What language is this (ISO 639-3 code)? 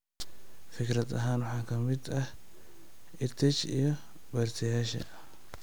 som